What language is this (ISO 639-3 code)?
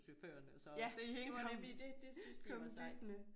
dan